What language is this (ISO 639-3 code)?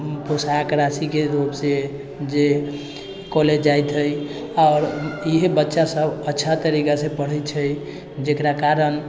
mai